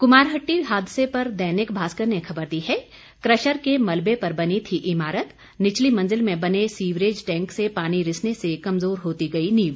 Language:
Hindi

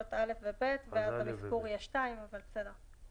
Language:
Hebrew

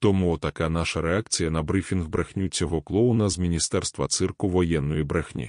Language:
Ukrainian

